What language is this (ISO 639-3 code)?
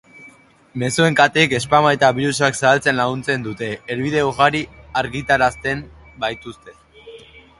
eus